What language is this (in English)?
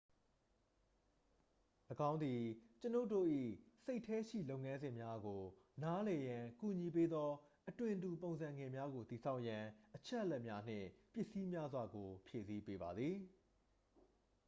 Burmese